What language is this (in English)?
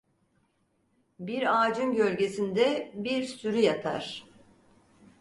Turkish